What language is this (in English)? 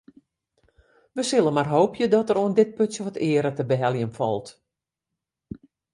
Western Frisian